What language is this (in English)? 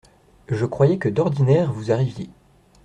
French